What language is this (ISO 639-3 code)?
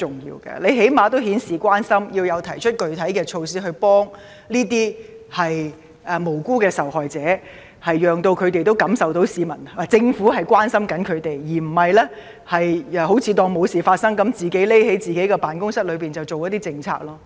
yue